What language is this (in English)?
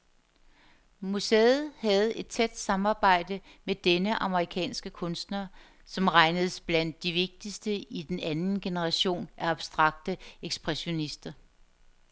Danish